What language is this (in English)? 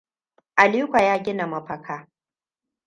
Hausa